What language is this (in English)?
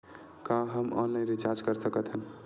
Chhattisgarhi